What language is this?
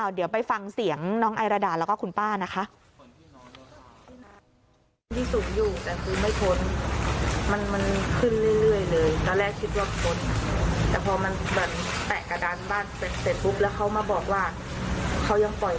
Thai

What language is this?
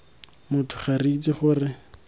Tswana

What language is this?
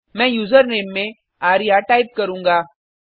Hindi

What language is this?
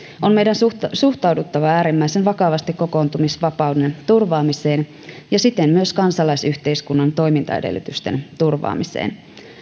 Finnish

